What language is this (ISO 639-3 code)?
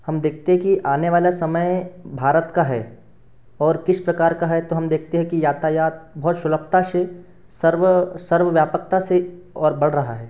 hin